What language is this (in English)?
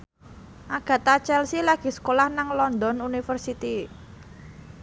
Javanese